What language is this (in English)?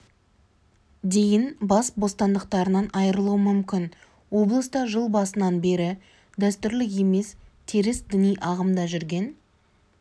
Kazakh